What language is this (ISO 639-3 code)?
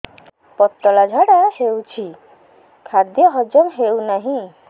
ori